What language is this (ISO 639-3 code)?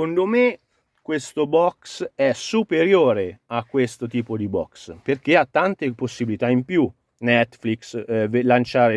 ita